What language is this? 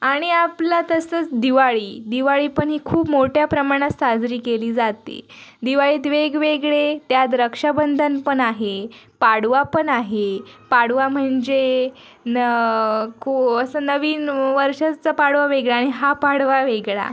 Marathi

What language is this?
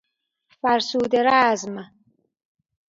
Persian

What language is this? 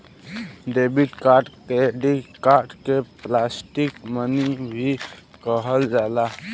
Bhojpuri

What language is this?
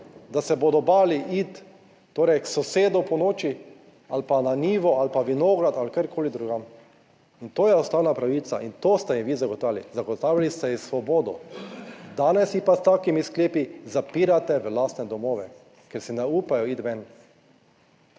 Slovenian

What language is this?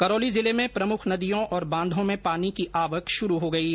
Hindi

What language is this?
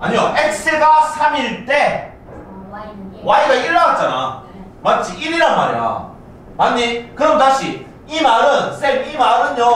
Korean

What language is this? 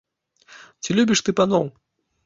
Belarusian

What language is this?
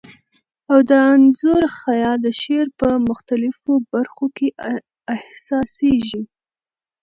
Pashto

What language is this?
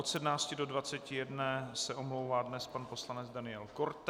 Czech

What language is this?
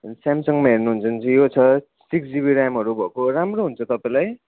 Nepali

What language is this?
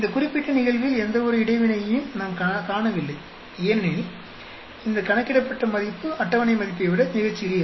Tamil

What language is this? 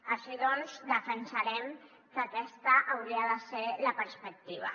Catalan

